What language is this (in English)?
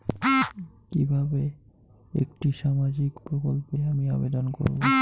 Bangla